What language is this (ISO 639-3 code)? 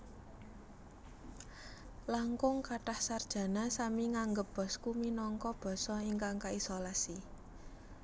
jav